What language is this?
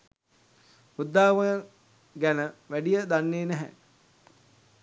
Sinhala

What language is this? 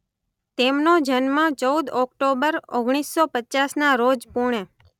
Gujarati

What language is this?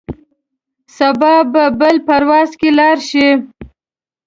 Pashto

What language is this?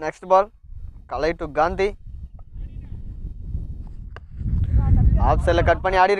Hindi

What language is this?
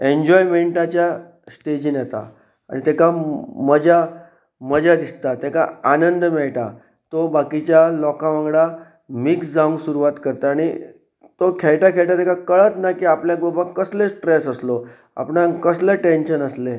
Konkani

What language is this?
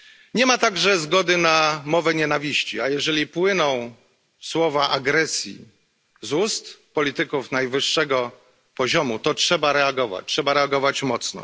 Polish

